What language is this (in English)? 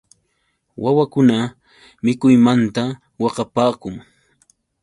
Yauyos Quechua